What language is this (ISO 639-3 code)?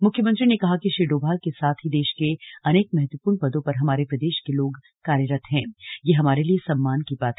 hin